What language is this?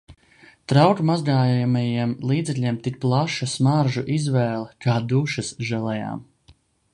Latvian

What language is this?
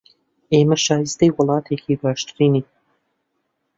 Central Kurdish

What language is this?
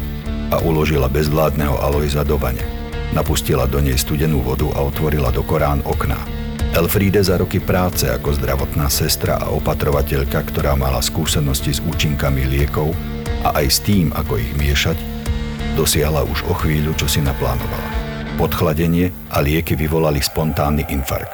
Slovak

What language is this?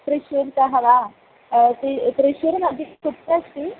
Sanskrit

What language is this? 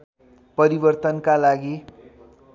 Nepali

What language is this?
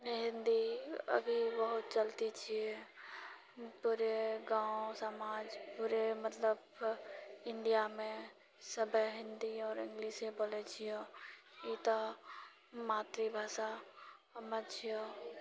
Maithili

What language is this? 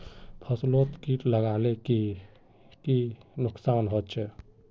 Magahi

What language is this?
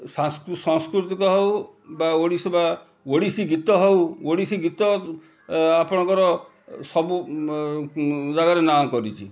Odia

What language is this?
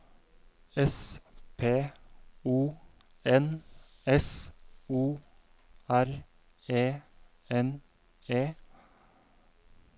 Norwegian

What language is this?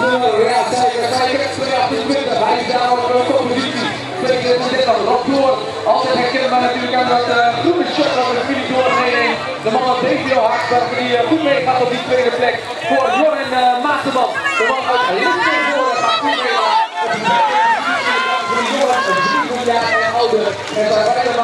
Dutch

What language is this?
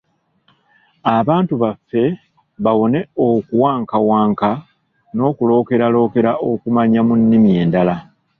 Ganda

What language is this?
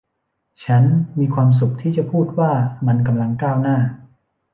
Thai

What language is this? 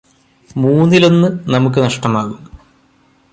Malayalam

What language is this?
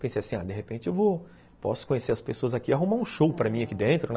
Portuguese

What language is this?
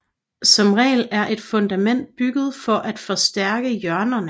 Danish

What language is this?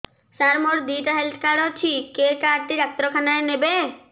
Odia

